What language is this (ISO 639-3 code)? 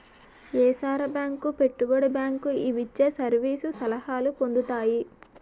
tel